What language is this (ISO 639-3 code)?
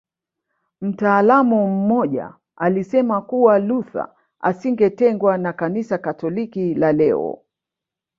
swa